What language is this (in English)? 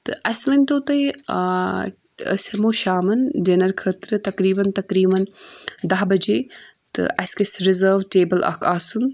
Kashmiri